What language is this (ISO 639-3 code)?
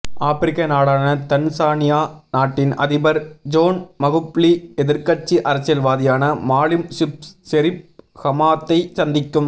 tam